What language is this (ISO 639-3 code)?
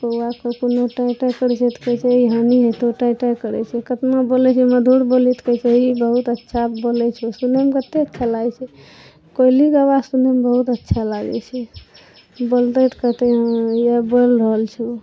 mai